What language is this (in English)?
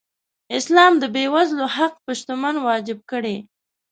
Pashto